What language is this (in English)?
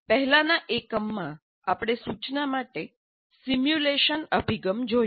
Gujarati